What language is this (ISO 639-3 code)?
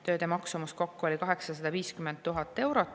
est